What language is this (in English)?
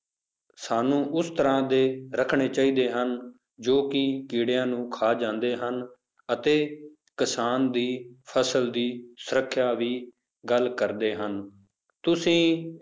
Punjabi